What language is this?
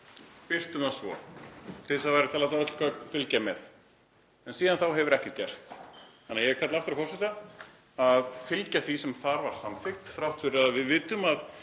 Icelandic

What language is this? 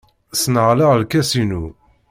Kabyle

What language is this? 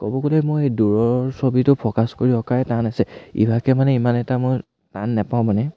Assamese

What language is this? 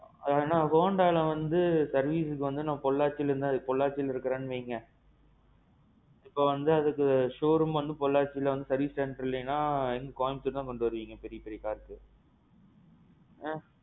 Tamil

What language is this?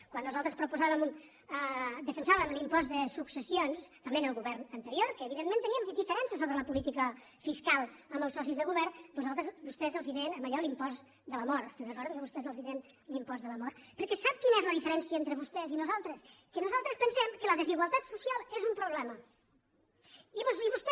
Catalan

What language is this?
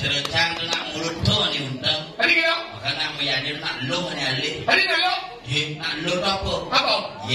Indonesian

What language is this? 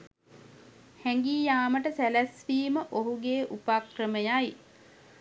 Sinhala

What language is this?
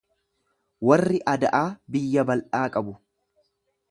Oromo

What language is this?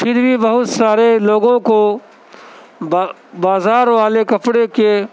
Urdu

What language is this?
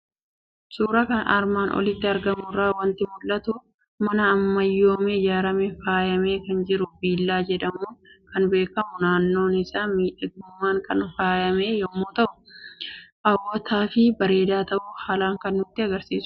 Oromo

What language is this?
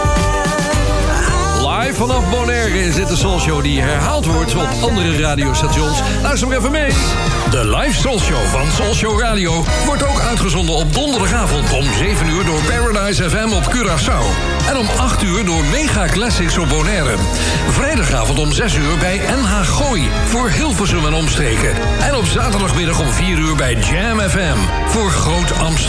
Dutch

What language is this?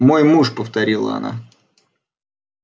Russian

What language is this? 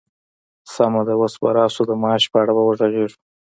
Pashto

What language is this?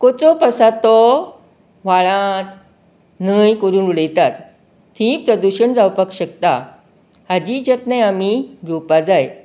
Konkani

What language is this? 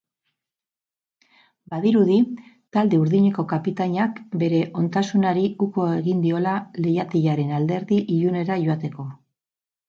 Basque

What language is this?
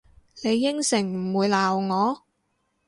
Cantonese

